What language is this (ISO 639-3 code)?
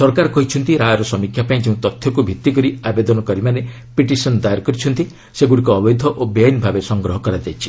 ori